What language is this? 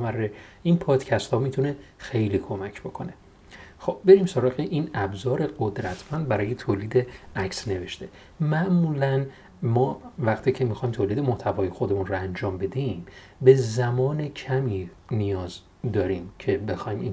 Persian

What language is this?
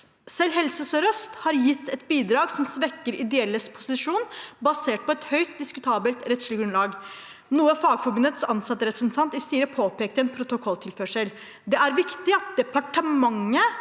Norwegian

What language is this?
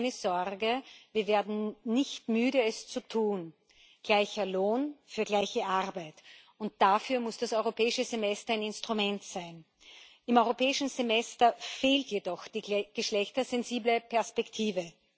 German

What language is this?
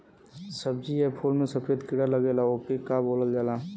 Bhojpuri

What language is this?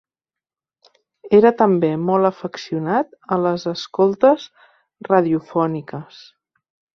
Catalan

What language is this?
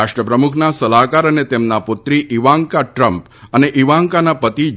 Gujarati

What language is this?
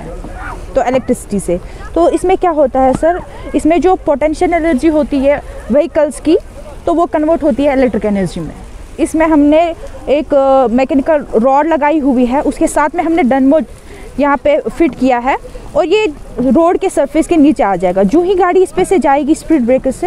Hindi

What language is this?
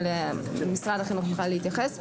Hebrew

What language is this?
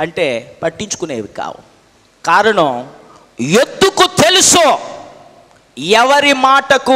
Hindi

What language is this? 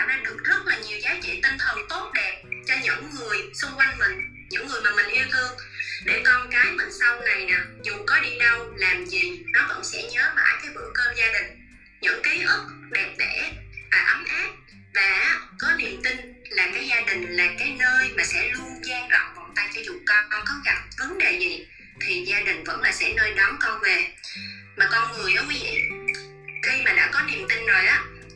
Vietnamese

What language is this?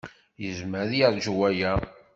Kabyle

